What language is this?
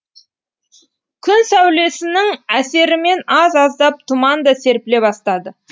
Kazakh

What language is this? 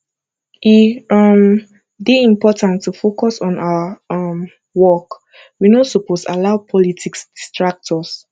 Nigerian Pidgin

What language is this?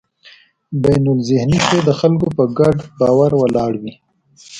Pashto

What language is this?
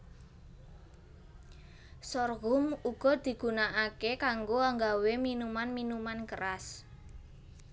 Javanese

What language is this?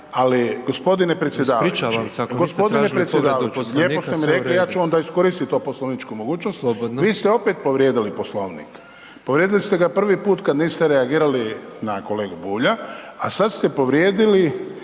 Croatian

